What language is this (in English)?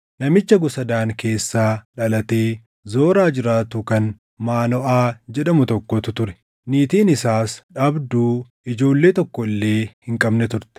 Oromo